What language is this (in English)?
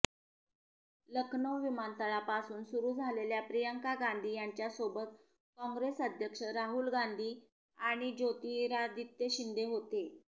Marathi